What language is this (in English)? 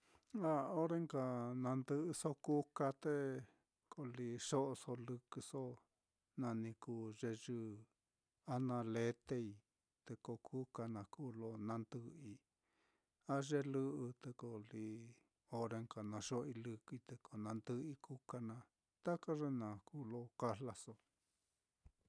Mitlatongo Mixtec